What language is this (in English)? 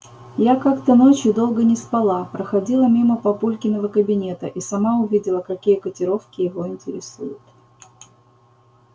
Russian